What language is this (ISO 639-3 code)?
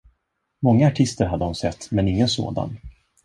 swe